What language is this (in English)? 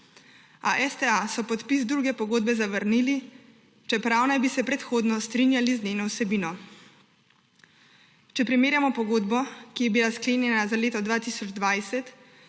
Slovenian